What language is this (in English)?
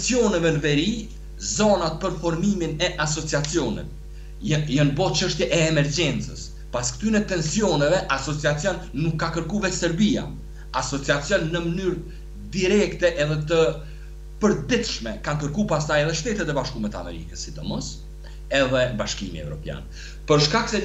Romanian